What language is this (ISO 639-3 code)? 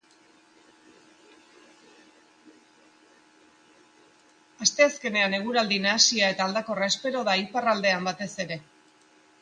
eus